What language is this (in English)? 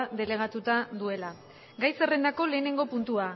Basque